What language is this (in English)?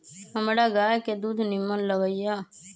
Magahi